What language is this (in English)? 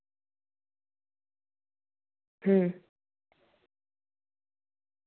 Dogri